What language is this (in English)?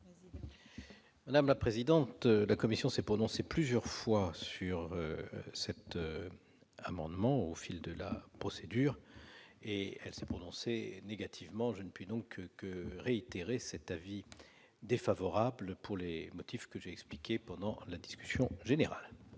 French